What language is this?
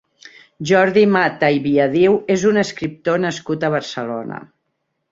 Catalan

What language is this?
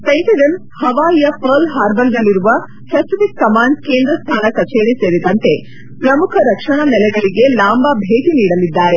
Kannada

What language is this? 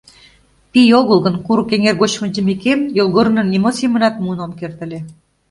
Mari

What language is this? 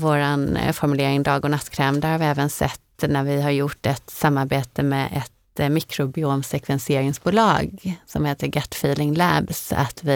Swedish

